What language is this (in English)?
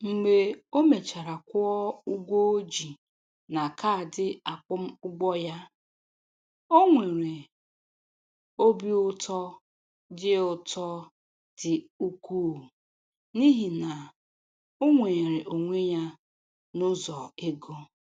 Igbo